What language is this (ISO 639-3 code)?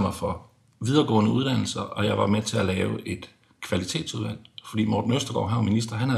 dan